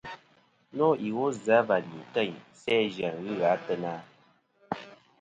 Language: Kom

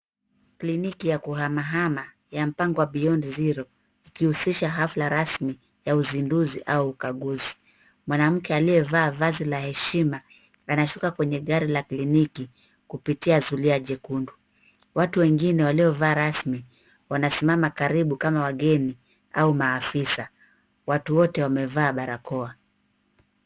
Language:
Swahili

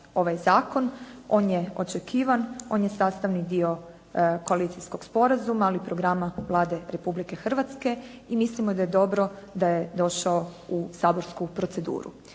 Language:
Croatian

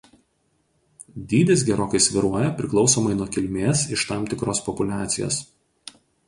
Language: Lithuanian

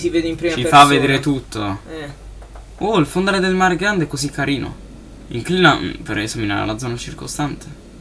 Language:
Italian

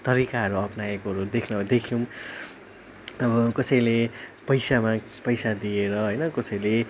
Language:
Nepali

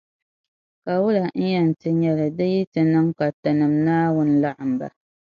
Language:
Dagbani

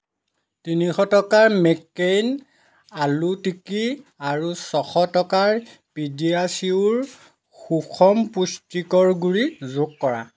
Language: Assamese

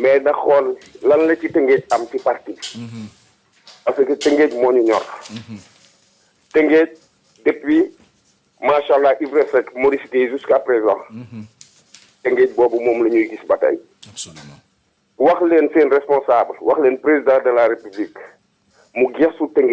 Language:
French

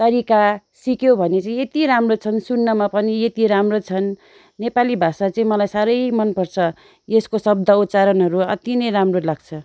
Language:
Nepali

